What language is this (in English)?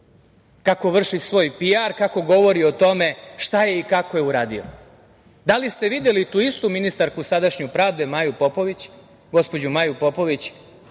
Serbian